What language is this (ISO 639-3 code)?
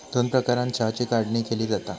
mar